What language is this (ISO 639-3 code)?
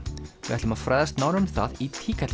isl